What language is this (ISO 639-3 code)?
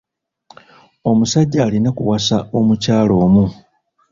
lug